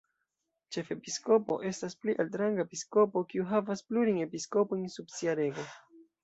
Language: Esperanto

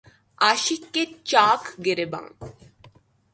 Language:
Urdu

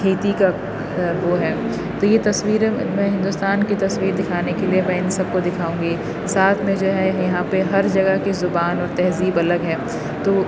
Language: Urdu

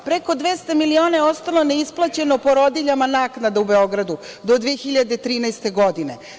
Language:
Serbian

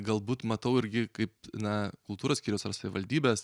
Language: Lithuanian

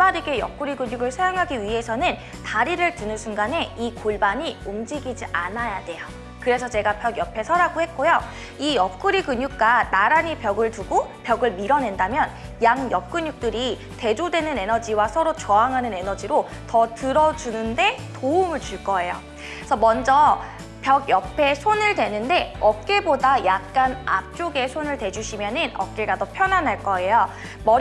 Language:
Korean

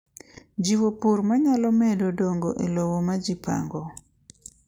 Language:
Luo (Kenya and Tanzania)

